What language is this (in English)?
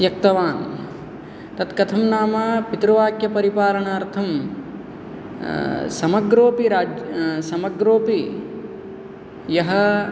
Sanskrit